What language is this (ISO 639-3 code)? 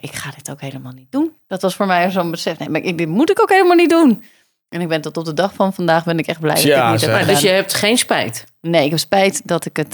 nld